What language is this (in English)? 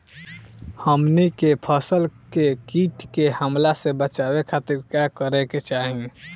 Bhojpuri